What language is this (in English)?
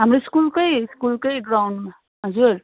Nepali